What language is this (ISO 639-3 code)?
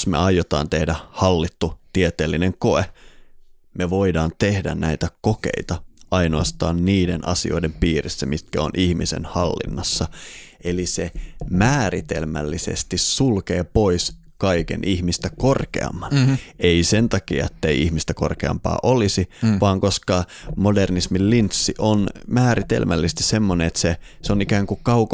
fin